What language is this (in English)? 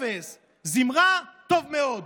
Hebrew